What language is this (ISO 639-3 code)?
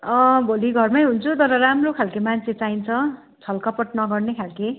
nep